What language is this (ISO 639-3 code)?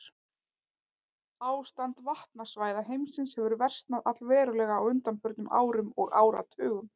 isl